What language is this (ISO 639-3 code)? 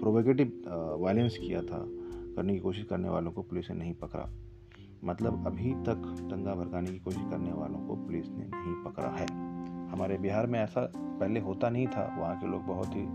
hin